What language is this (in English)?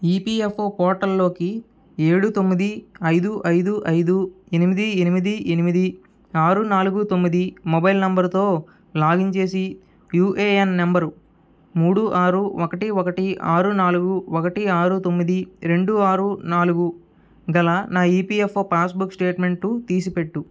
Telugu